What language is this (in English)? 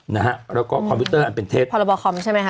Thai